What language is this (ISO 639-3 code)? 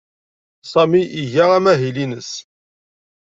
kab